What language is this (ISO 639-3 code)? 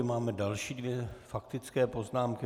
ces